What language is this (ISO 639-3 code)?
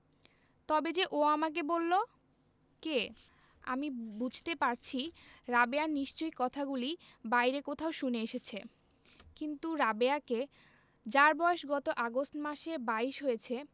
ben